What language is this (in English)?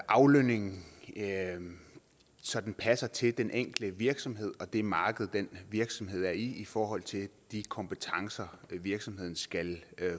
Danish